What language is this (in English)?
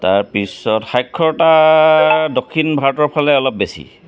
Assamese